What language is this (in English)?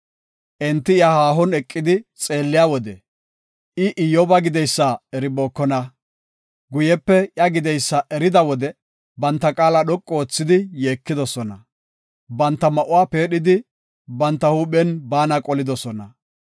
Gofa